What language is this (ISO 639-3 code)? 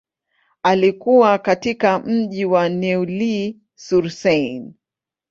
swa